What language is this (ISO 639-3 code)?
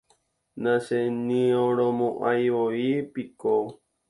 grn